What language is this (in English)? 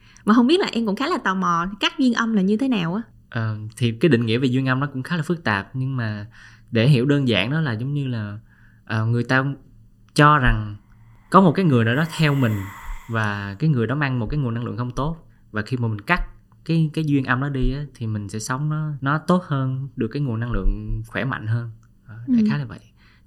Vietnamese